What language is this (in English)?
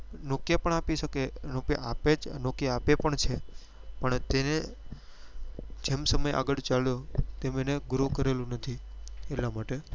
Gujarati